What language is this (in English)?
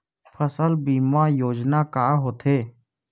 Chhattisgarhi